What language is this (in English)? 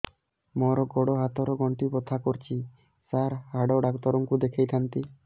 Odia